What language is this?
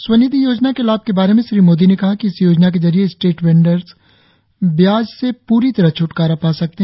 Hindi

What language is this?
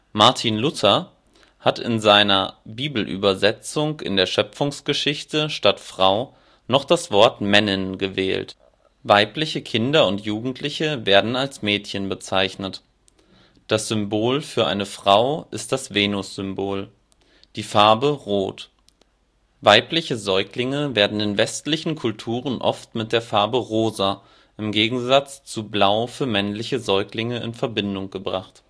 German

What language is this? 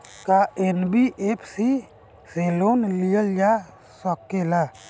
Bhojpuri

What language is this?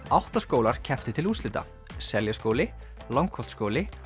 Icelandic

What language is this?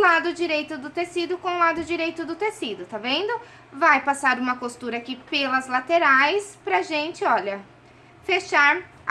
Portuguese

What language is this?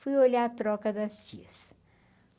Portuguese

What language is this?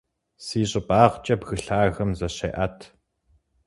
Kabardian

